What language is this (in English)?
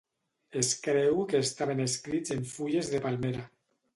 Catalan